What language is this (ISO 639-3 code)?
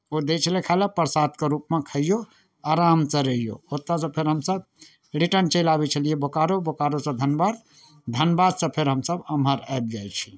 mai